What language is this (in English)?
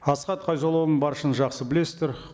Kazakh